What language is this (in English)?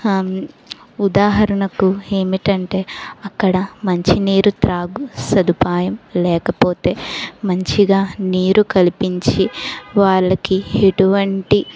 Telugu